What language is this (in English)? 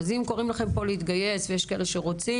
Hebrew